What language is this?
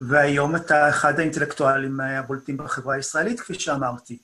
Hebrew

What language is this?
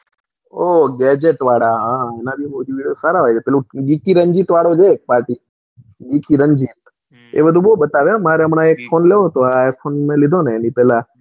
Gujarati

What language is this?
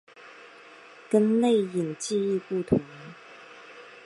Chinese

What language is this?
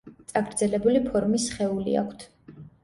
Georgian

